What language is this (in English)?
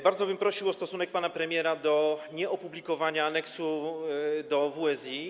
Polish